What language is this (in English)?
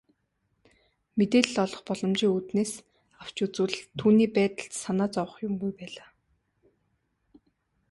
Mongolian